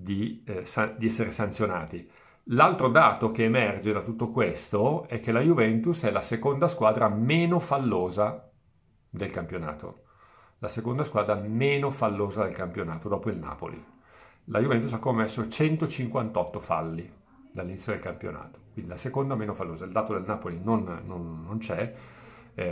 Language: Italian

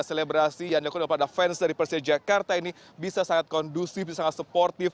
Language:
Indonesian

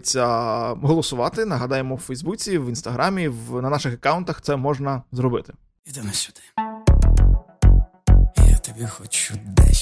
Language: Ukrainian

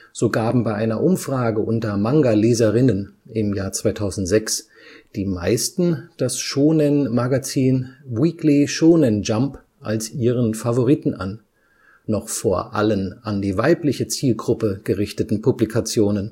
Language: German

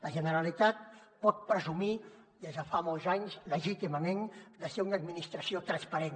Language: Catalan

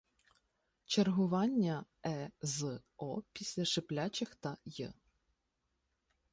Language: Ukrainian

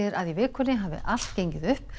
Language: Icelandic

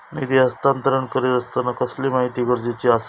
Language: Marathi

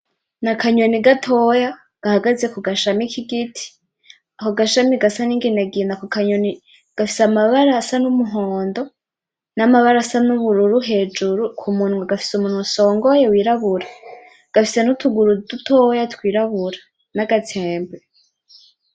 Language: Rundi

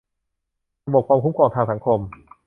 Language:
Thai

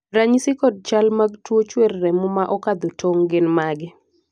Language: Luo (Kenya and Tanzania)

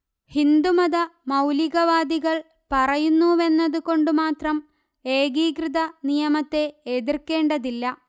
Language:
Malayalam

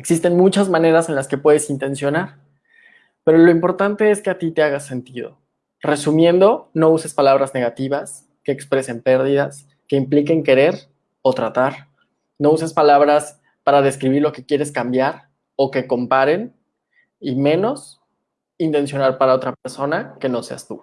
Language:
Spanish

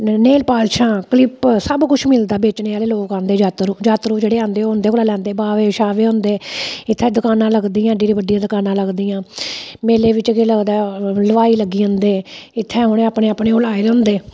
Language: Dogri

